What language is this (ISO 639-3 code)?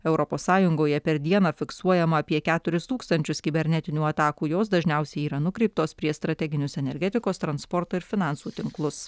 lit